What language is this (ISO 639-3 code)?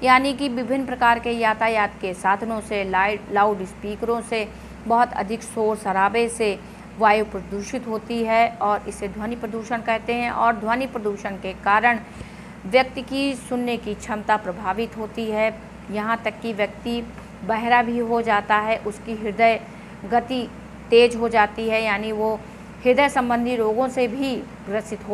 hin